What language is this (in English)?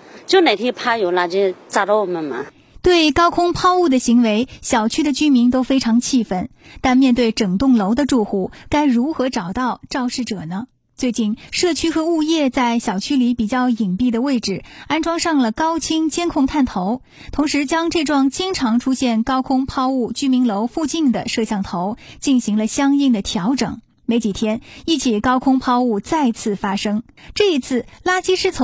Chinese